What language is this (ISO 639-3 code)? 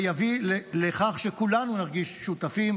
heb